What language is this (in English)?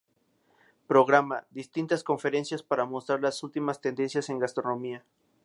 Spanish